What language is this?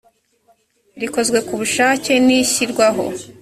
Kinyarwanda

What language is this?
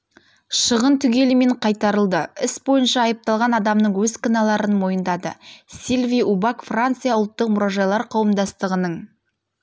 Kazakh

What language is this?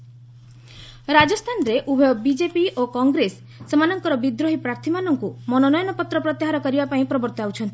Odia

